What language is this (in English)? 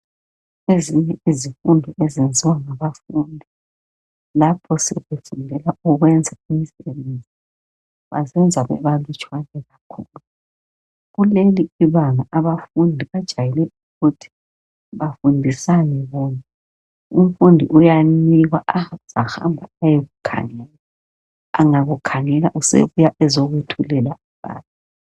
North Ndebele